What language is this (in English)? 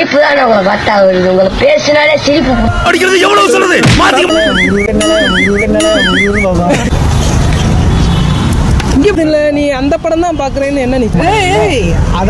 Tamil